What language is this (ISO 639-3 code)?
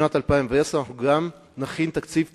heb